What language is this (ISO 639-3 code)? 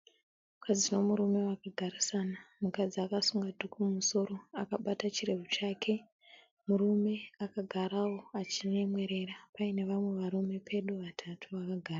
sna